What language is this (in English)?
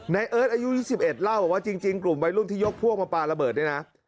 Thai